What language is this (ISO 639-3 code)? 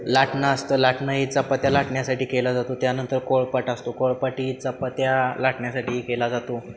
mar